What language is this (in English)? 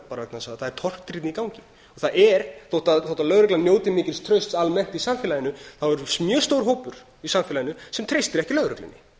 Icelandic